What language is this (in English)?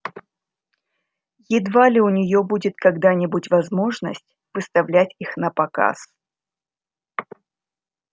Russian